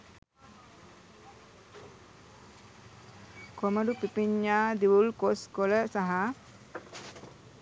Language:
Sinhala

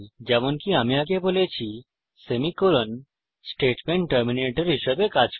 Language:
Bangla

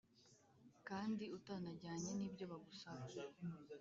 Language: Kinyarwanda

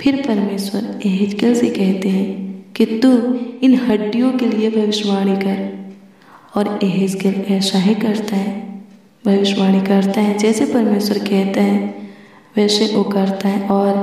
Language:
Hindi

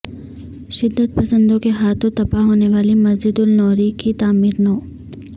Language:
Urdu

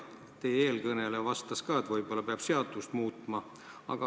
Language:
Estonian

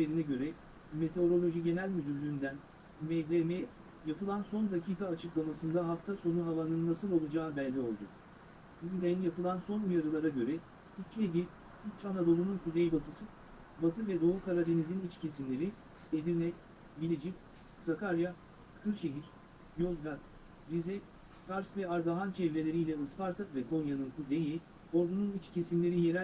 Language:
Turkish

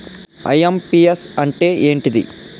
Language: Telugu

